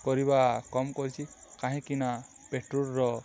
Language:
Odia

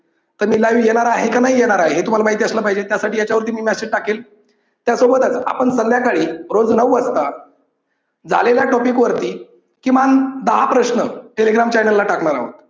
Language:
Marathi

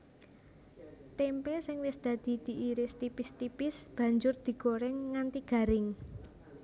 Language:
Javanese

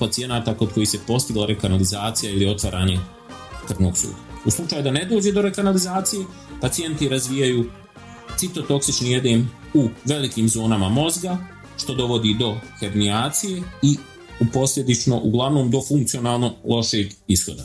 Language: Croatian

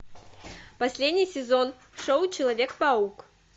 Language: Russian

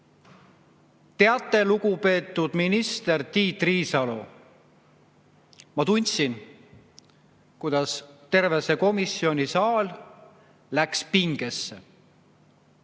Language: Estonian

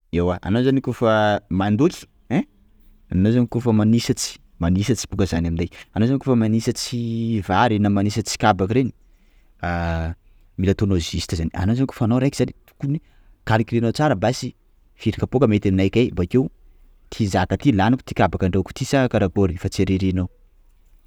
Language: Sakalava Malagasy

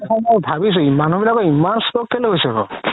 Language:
Assamese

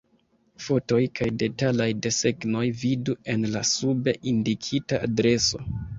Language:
Esperanto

